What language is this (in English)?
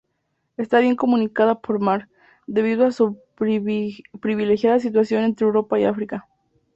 Spanish